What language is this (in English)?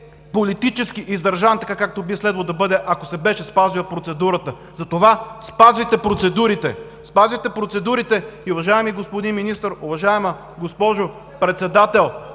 Bulgarian